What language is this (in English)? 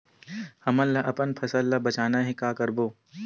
Chhattisgarhi